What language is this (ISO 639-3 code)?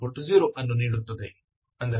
kan